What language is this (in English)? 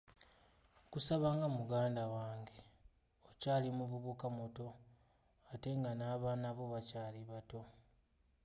Ganda